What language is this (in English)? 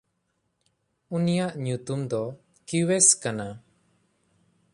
Santali